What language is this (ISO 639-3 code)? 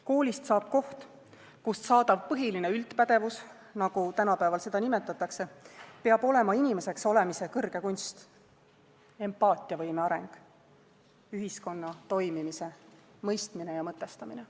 est